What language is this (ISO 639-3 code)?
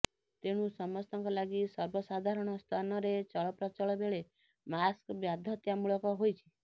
ori